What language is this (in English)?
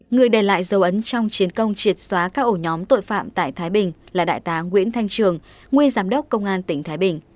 Vietnamese